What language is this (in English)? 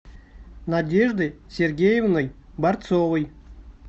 Russian